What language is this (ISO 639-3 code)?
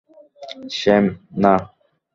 ben